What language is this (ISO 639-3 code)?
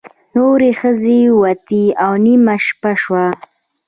pus